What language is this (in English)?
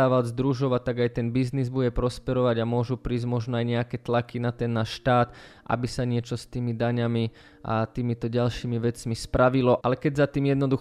Slovak